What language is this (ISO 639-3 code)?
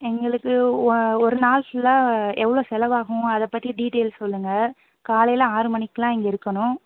tam